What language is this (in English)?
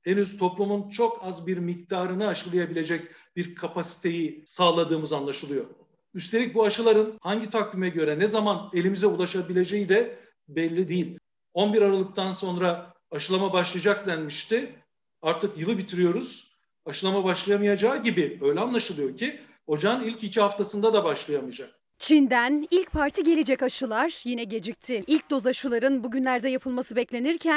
Turkish